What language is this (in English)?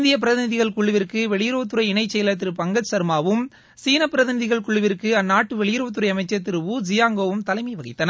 Tamil